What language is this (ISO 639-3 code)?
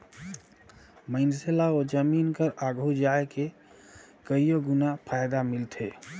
hne